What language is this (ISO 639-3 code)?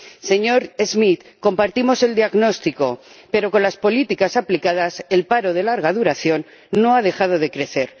spa